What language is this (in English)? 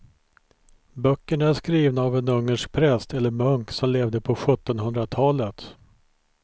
Swedish